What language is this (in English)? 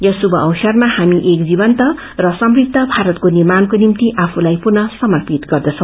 Nepali